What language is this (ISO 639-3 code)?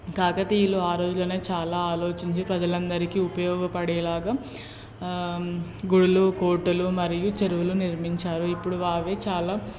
tel